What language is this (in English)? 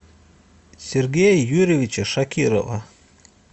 Russian